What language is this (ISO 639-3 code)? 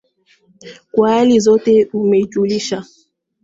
swa